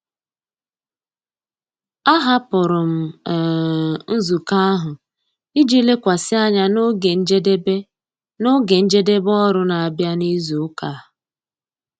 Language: Igbo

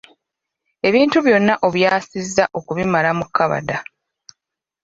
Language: Ganda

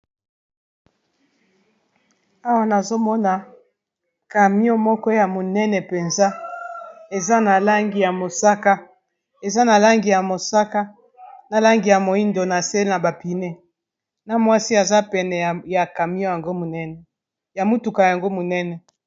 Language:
Lingala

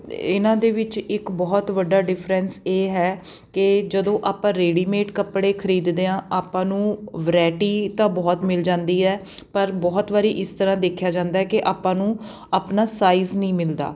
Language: Punjabi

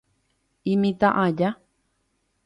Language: Guarani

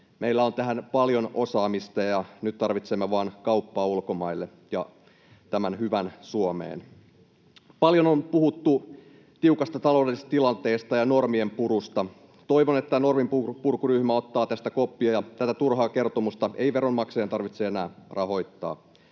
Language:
Finnish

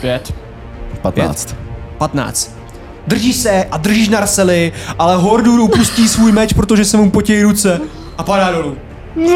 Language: Czech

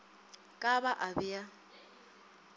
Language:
Northern Sotho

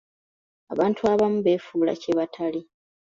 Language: Ganda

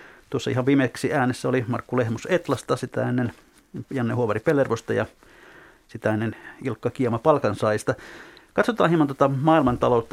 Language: Finnish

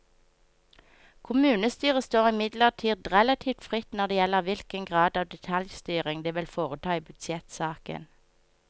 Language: Norwegian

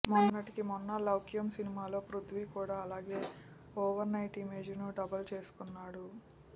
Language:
Telugu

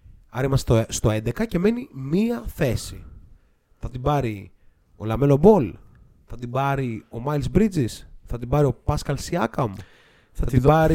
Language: Greek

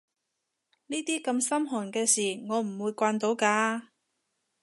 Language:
Cantonese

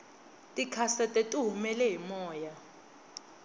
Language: Tsonga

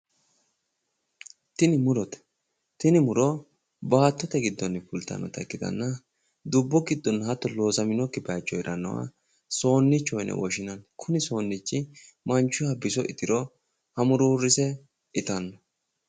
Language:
Sidamo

